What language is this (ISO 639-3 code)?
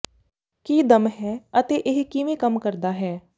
pan